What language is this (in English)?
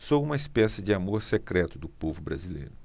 Portuguese